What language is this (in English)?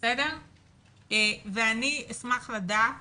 Hebrew